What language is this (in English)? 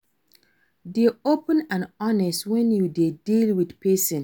Nigerian Pidgin